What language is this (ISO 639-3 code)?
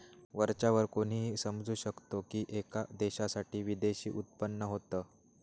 mar